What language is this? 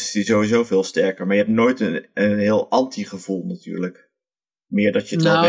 Dutch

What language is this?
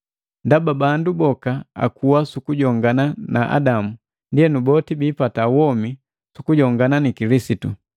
Matengo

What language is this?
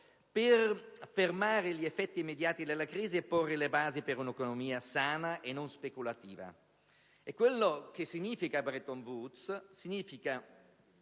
Italian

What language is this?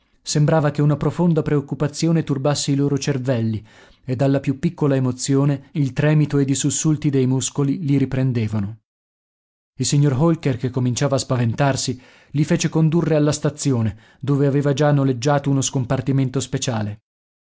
Italian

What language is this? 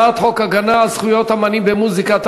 Hebrew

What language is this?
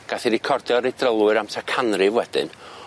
Welsh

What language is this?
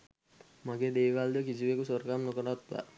Sinhala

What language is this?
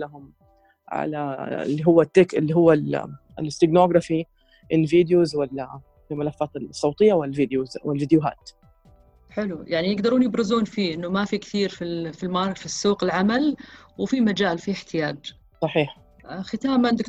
Arabic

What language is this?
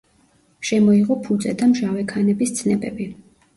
Georgian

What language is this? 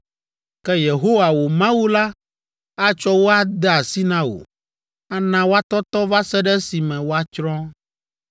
Ewe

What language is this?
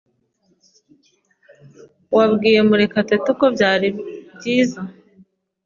Kinyarwanda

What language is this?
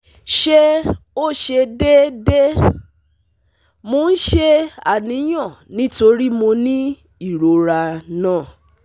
Yoruba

